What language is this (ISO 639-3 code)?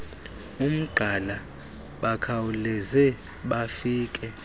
xho